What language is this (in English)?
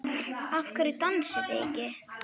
Icelandic